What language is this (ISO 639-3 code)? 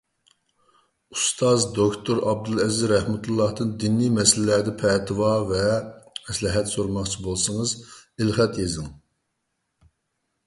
uig